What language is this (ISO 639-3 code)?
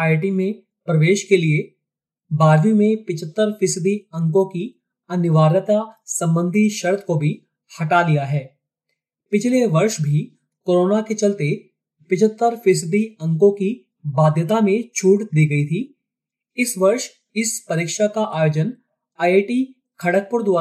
hin